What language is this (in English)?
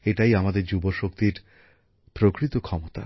Bangla